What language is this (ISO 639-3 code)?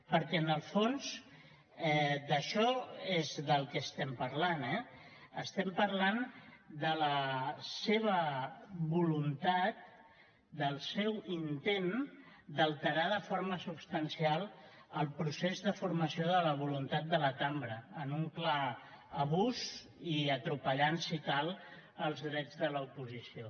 cat